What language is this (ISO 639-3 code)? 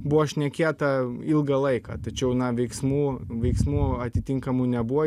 lit